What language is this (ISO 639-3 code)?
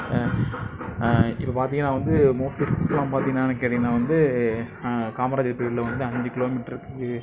tam